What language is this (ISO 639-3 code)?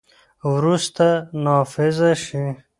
pus